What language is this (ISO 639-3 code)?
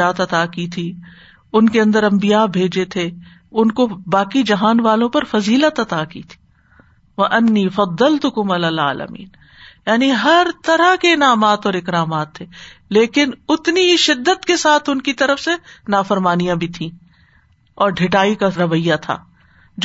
urd